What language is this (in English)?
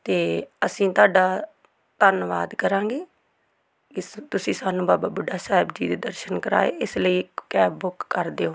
Punjabi